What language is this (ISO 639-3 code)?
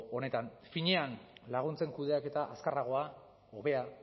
eus